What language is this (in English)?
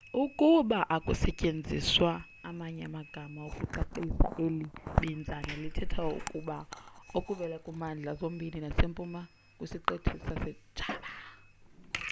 Xhosa